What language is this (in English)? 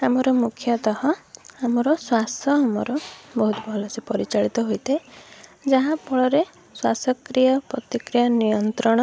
Odia